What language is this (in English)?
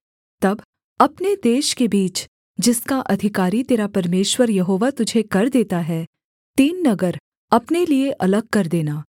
Hindi